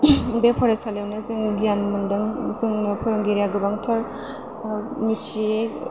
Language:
Bodo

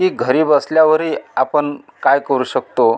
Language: Marathi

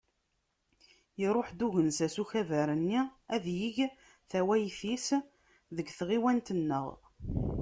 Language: Kabyle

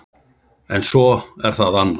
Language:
Icelandic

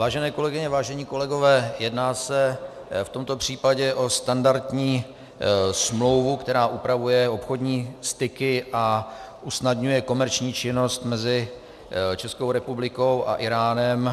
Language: Czech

